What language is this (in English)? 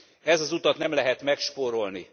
Hungarian